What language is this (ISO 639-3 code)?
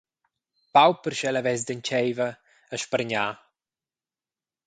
roh